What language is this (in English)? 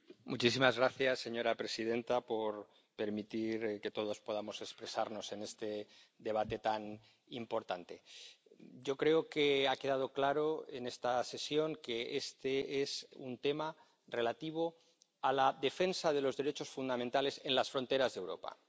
Spanish